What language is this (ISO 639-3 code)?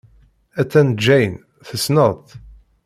kab